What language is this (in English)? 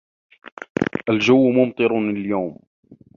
Arabic